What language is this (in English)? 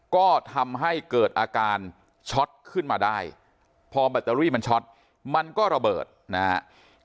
Thai